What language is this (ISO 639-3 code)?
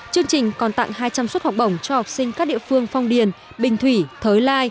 vie